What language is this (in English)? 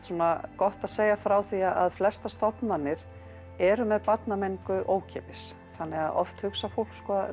Icelandic